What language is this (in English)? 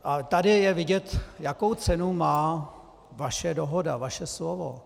Czech